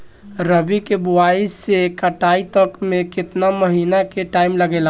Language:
Bhojpuri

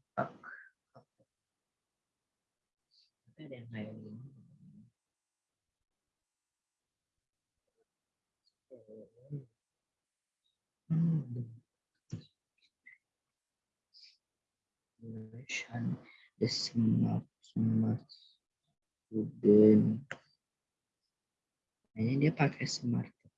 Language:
Indonesian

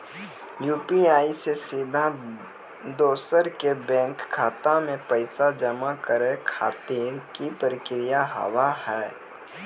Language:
Maithili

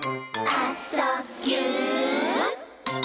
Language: Japanese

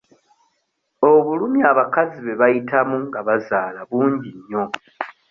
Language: Ganda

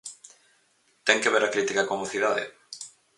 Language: Galician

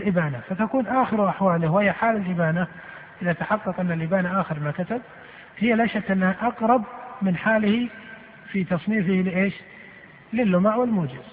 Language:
Arabic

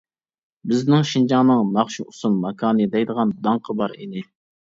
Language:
Uyghur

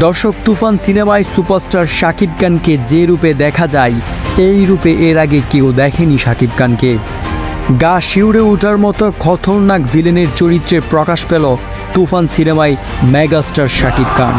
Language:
Bangla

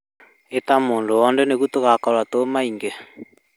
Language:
Kikuyu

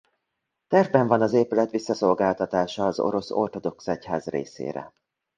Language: Hungarian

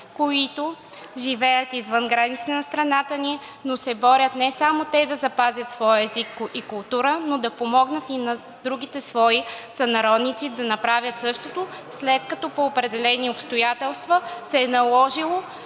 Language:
Bulgarian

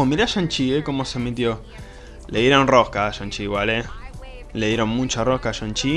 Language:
Spanish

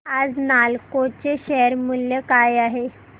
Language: Marathi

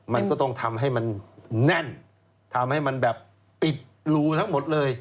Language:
Thai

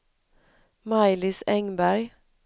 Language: Swedish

